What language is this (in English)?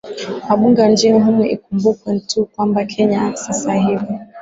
Swahili